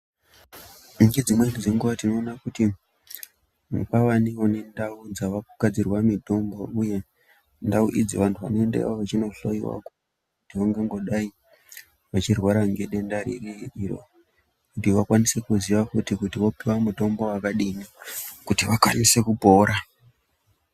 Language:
Ndau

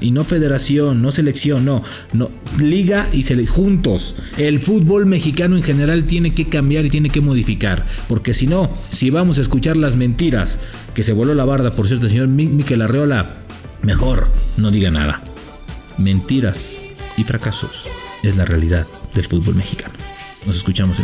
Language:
Spanish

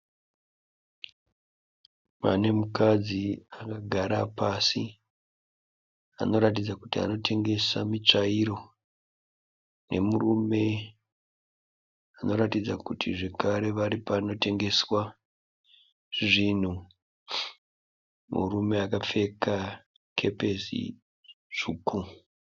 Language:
Shona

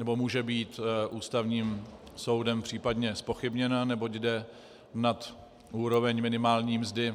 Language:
Czech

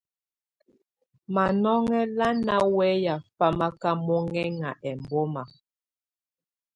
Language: Tunen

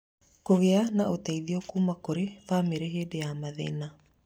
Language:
Kikuyu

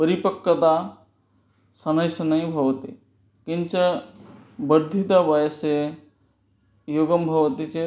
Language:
Sanskrit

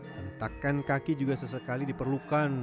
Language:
Indonesian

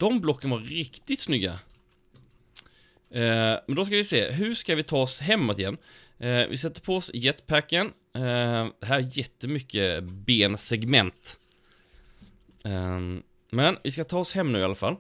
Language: Swedish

